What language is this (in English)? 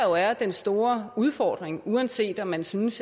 Danish